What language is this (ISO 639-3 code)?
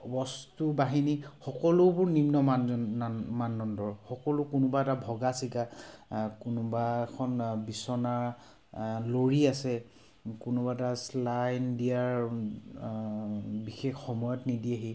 asm